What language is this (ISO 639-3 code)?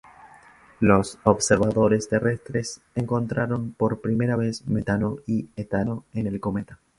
spa